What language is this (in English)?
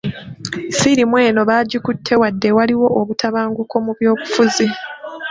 Ganda